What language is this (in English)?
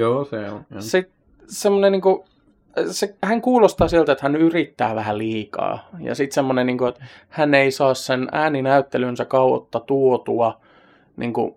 Finnish